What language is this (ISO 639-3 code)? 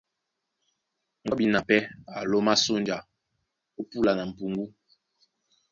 dua